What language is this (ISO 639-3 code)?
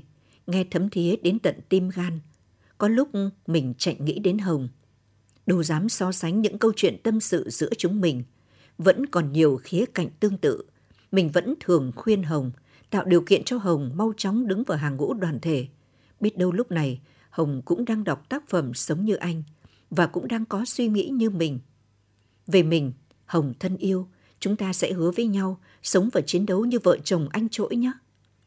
vie